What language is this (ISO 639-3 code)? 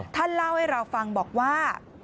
tha